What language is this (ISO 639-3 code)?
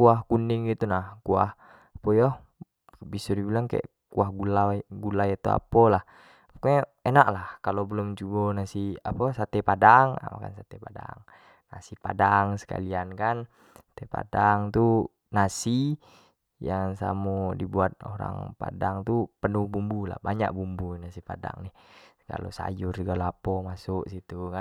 jax